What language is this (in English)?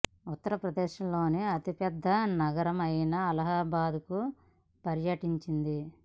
Telugu